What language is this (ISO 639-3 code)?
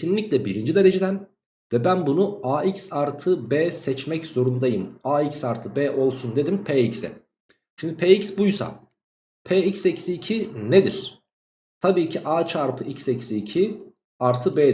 tur